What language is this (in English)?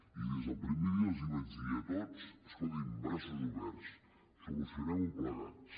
Catalan